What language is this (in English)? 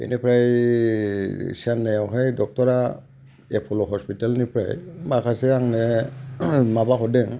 Bodo